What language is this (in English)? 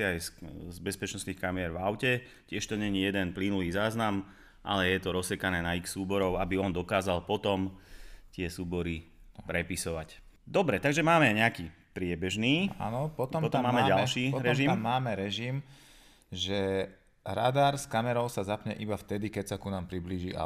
Slovak